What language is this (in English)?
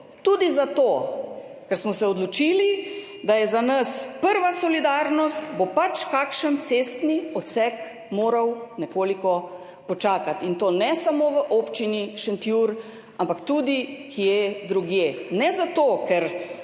Slovenian